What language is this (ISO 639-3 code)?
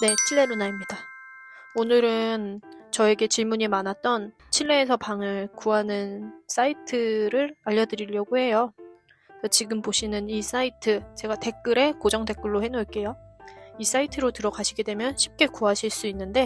kor